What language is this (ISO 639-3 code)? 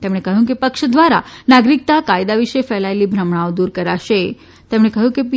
guj